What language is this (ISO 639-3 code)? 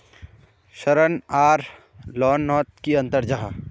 mag